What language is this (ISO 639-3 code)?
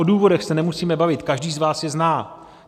ces